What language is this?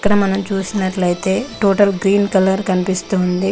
Telugu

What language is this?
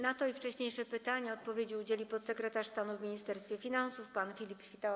Polish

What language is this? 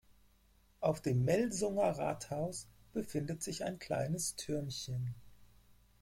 German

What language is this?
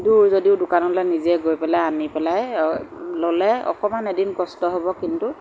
Assamese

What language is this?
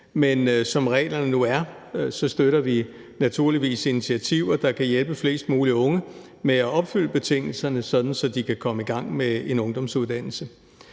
Danish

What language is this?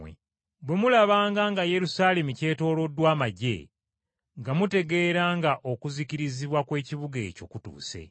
Ganda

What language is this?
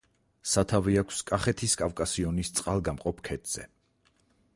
Georgian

